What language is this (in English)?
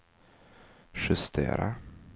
Swedish